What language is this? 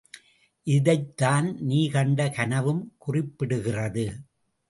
Tamil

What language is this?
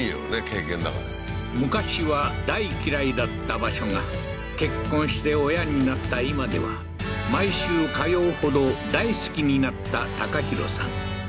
Japanese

